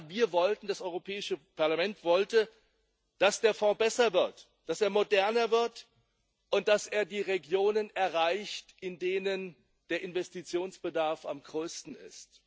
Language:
German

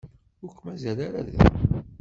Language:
Kabyle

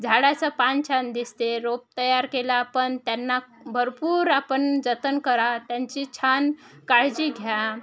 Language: Marathi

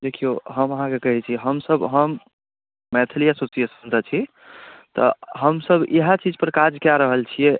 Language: Maithili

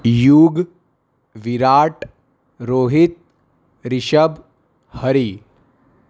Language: Gujarati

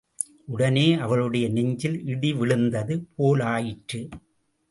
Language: Tamil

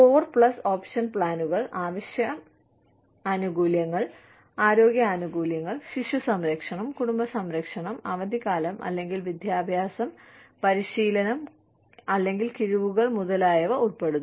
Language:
Malayalam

